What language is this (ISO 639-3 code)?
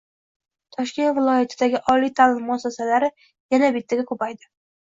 uzb